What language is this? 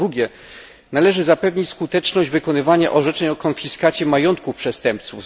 Polish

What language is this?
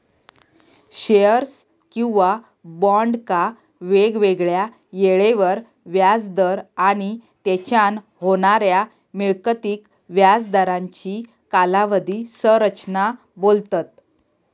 Marathi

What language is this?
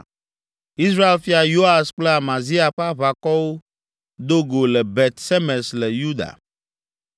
Ewe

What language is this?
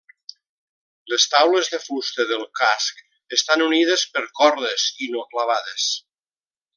Catalan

